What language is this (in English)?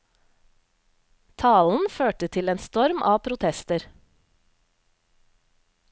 Norwegian